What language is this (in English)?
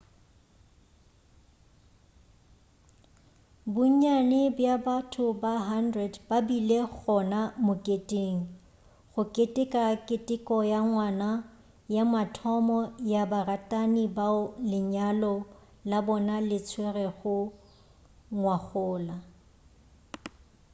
Northern Sotho